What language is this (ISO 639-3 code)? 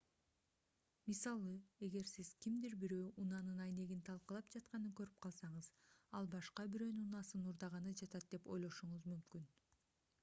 kir